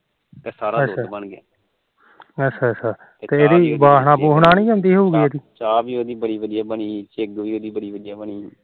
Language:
Punjabi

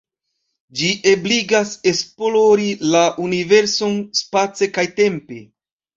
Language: Esperanto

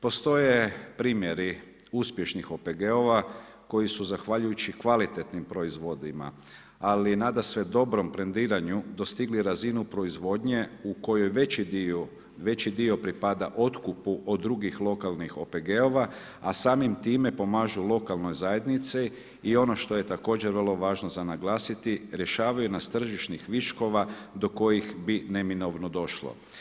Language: Croatian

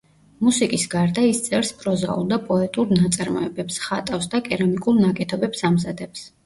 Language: Georgian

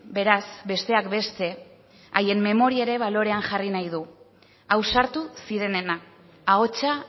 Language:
Basque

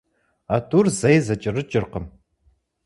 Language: Kabardian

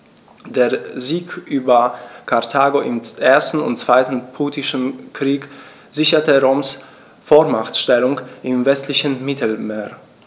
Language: German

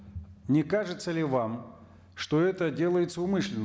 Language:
Kazakh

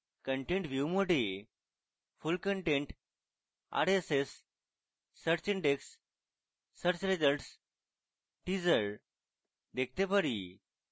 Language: Bangla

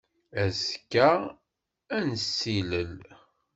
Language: Kabyle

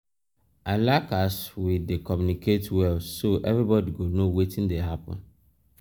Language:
Nigerian Pidgin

